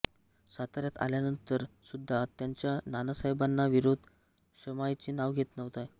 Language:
Marathi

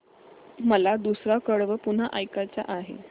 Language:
Marathi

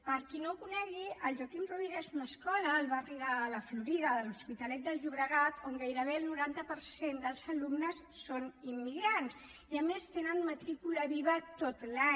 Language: Catalan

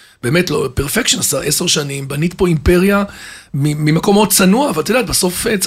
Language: Hebrew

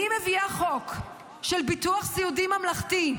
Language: Hebrew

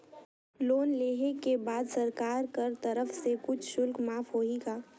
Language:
Chhattisgarhi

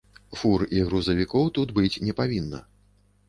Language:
Belarusian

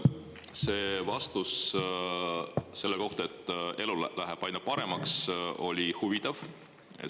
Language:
Estonian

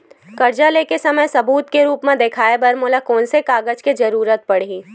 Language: Chhattisgarhi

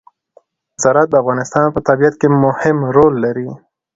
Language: Pashto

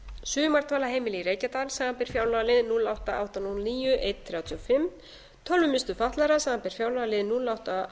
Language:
Icelandic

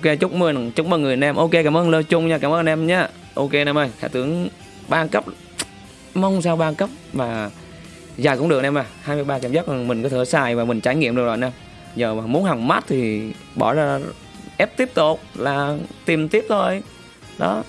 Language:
Vietnamese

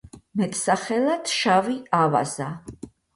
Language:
Georgian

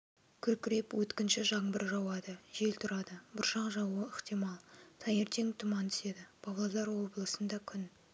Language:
Kazakh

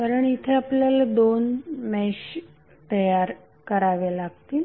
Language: Marathi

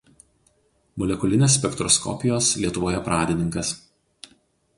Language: Lithuanian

